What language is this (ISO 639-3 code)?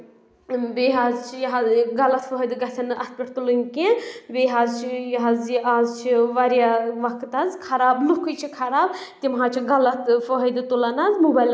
kas